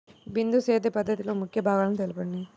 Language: Telugu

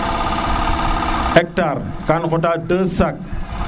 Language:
Serer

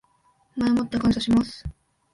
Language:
Japanese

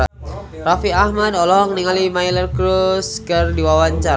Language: Sundanese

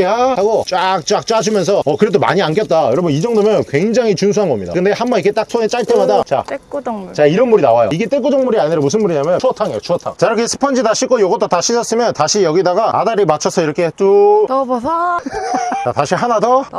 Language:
Korean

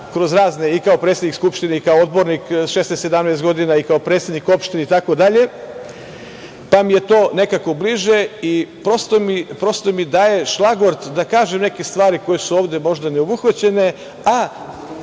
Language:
Serbian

